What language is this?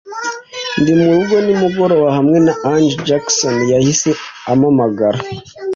Kinyarwanda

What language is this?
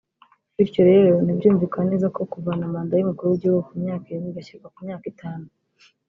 Kinyarwanda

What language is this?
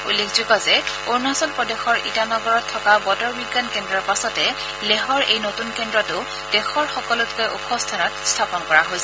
Assamese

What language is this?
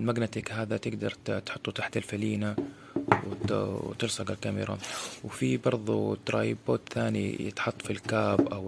Arabic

